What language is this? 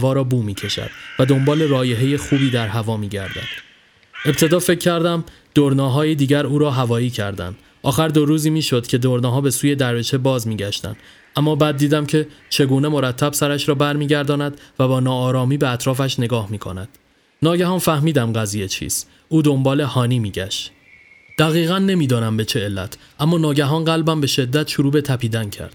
Persian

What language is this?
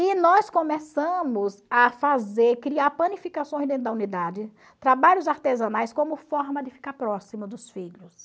Portuguese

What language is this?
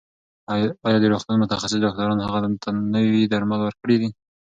Pashto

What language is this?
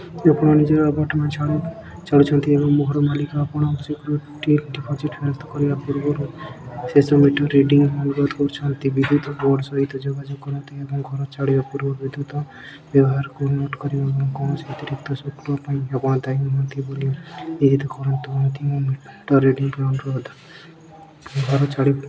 Odia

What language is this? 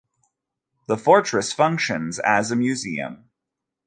English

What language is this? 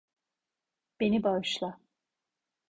Turkish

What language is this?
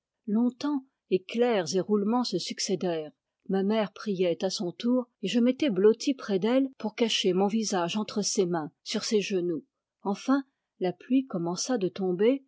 French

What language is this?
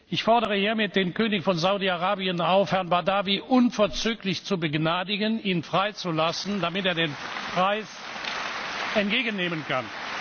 German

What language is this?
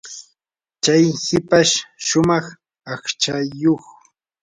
Yanahuanca Pasco Quechua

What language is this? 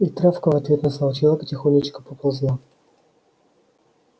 Russian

